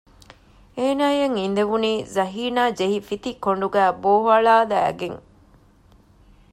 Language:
Divehi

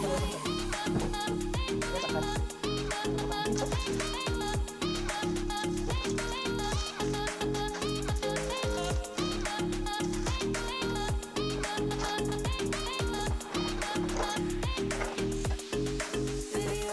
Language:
Spanish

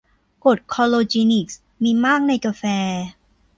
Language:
Thai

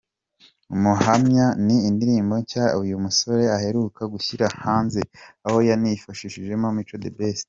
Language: Kinyarwanda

